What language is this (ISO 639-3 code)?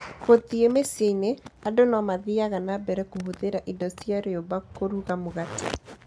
kik